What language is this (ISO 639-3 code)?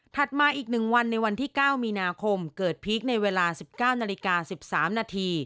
tha